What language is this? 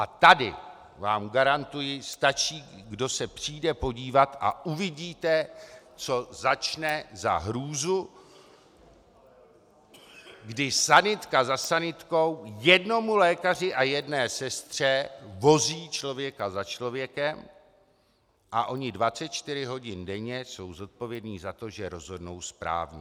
Czech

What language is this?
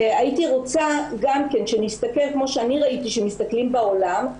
Hebrew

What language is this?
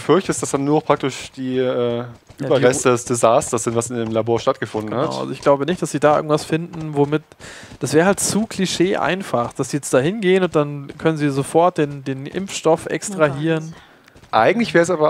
German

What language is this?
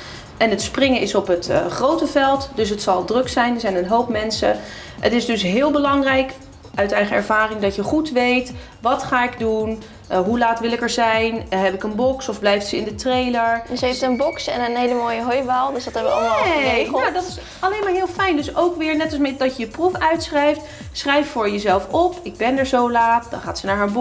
Dutch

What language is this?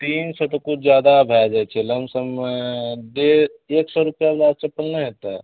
Maithili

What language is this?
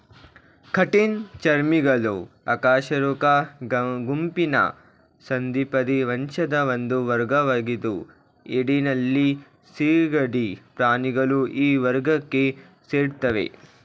Kannada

